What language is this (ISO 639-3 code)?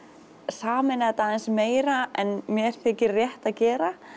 isl